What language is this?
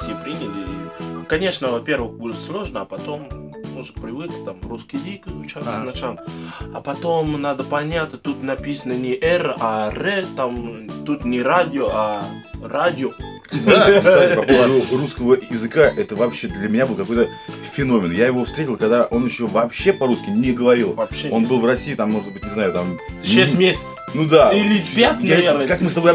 Russian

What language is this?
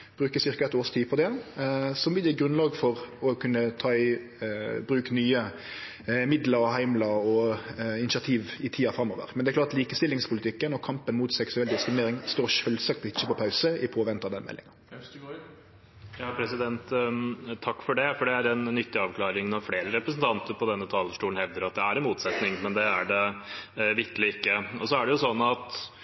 Norwegian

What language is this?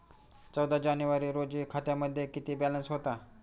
Marathi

